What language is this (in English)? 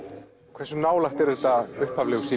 Icelandic